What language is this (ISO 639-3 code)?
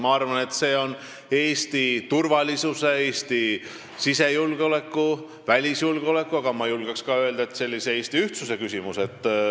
est